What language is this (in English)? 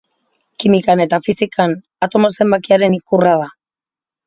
Basque